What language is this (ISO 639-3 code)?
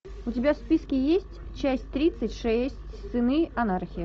rus